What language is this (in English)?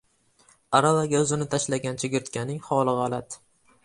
Uzbek